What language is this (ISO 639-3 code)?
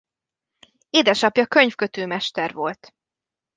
hun